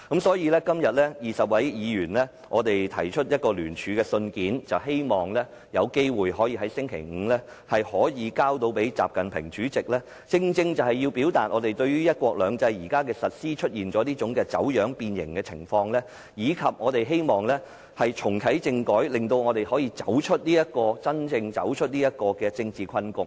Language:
Cantonese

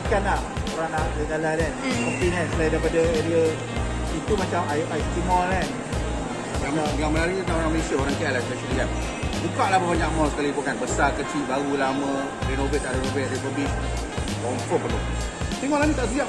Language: Malay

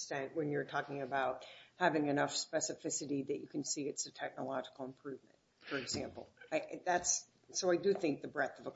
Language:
English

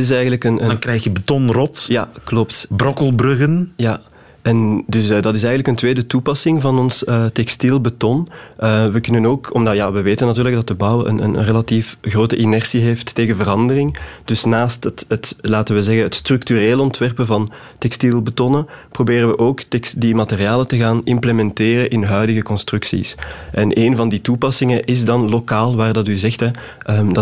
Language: Dutch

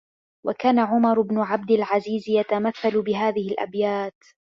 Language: Arabic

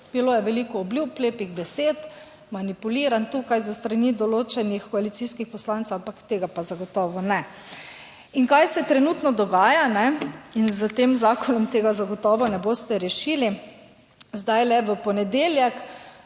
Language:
Slovenian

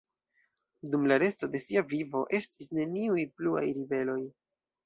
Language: Esperanto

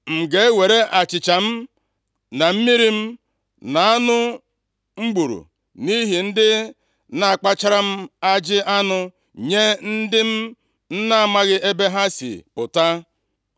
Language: Igbo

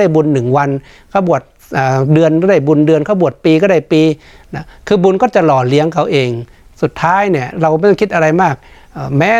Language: Thai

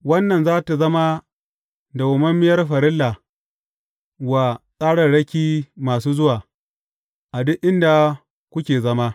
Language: Hausa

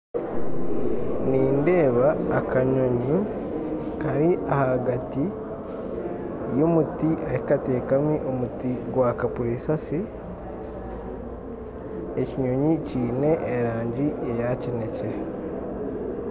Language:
Nyankole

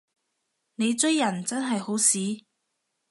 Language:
Cantonese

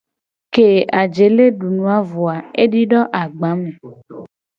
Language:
Gen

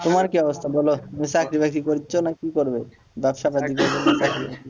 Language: Bangla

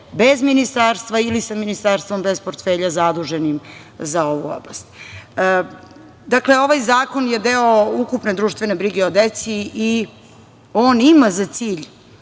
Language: Serbian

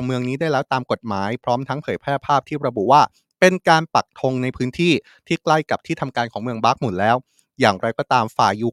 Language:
Thai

